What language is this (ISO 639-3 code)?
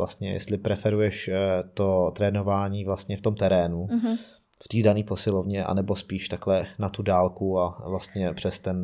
ces